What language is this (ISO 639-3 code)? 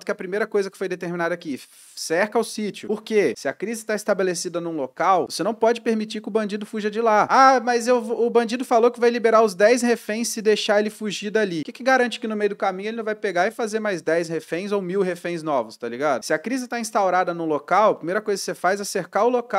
por